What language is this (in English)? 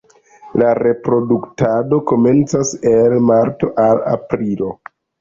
Esperanto